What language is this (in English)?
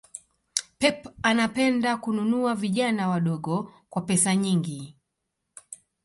Swahili